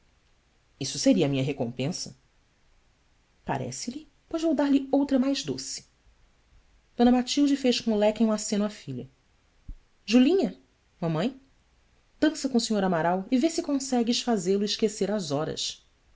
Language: Portuguese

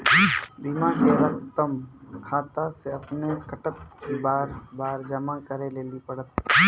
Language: Maithili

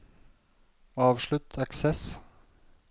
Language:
Norwegian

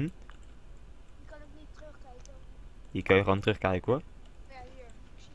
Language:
Dutch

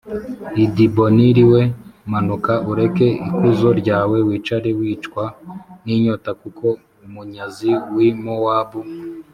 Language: Kinyarwanda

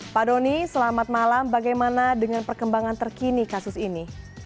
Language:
Indonesian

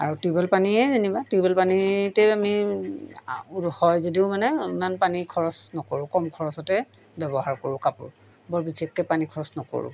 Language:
Assamese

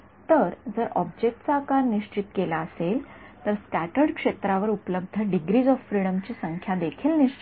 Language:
Marathi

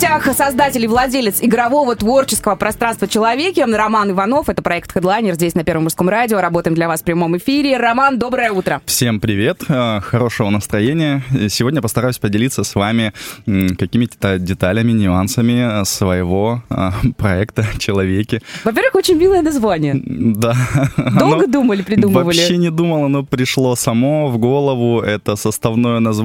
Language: Russian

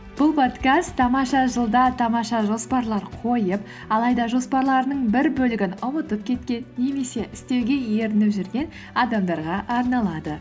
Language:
Kazakh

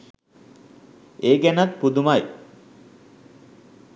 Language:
Sinhala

